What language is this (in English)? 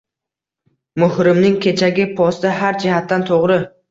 Uzbek